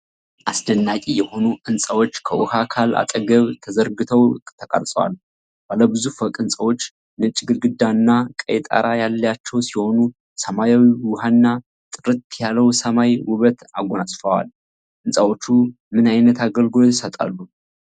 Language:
Amharic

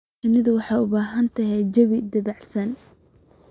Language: Somali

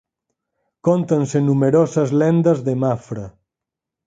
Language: Galician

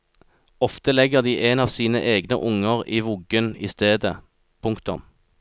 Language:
Norwegian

